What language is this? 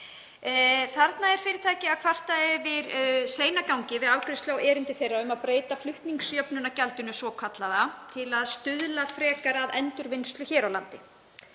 Icelandic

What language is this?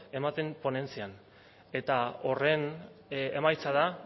Basque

